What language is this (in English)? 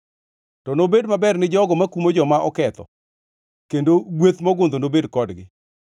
Luo (Kenya and Tanzania)